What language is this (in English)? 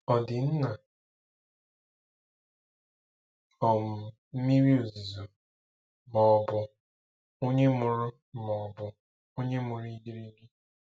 Igbo